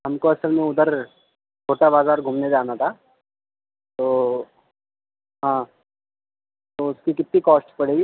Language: Urdu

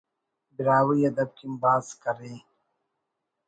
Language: Brahui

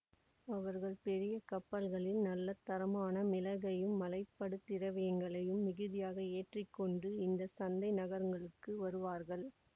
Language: Tamil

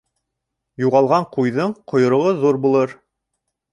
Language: Bashkir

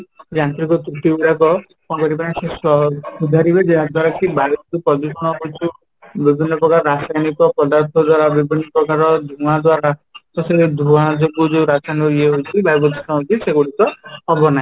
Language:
Odia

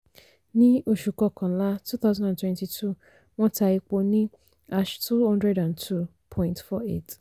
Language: Yoruba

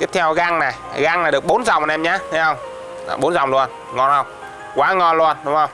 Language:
Vietnamese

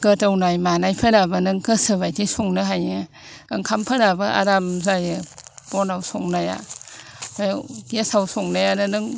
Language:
Bodo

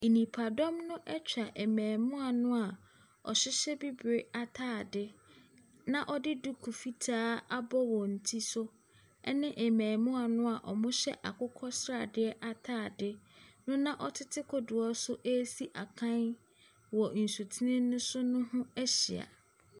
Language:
Akan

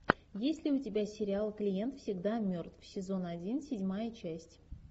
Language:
Russian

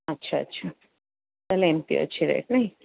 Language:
Odia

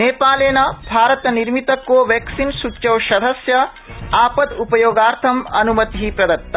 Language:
Sanskrit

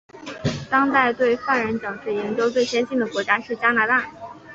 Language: Chinese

